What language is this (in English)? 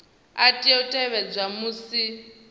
Venda